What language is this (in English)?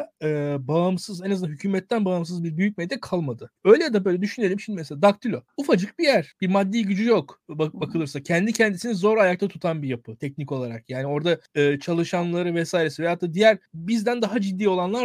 Turkish